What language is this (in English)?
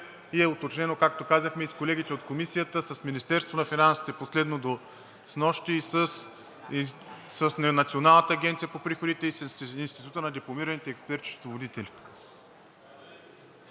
Bulgarian